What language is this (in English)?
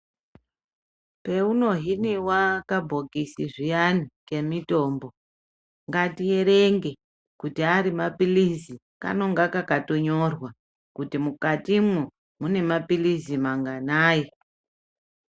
Ndau